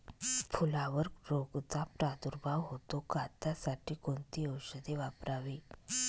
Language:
Marathi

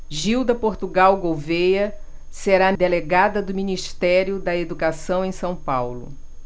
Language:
Portuguese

